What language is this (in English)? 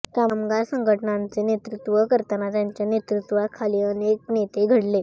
Marathi